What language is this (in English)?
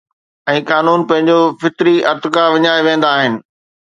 Sindhi